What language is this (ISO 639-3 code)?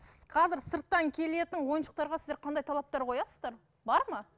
kaz